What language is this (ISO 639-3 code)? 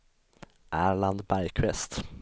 swe